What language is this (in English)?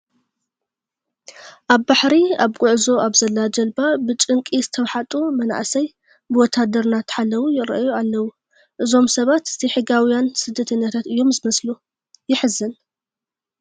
Tigrinya